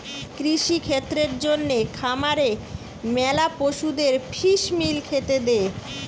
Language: Bangla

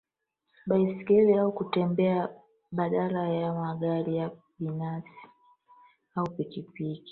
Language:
Swahili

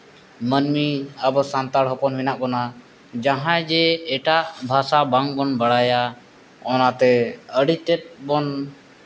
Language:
Santali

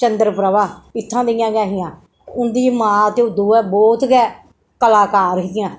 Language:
Dogri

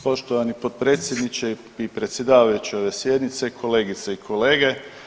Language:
Croatian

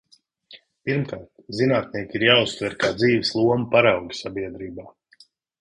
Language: Latvian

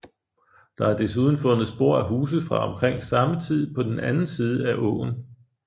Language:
Danish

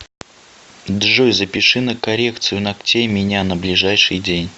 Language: Russian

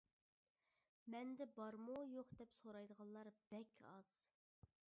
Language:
Uyghur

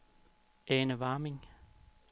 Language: Danish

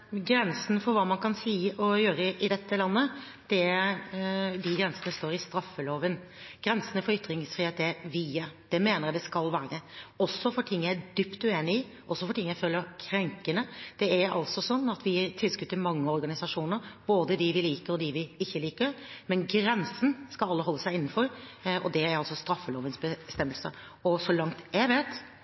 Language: Norwegian Bokmål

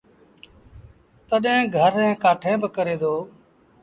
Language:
Sindhi Bhil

